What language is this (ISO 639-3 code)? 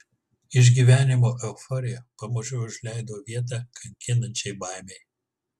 lit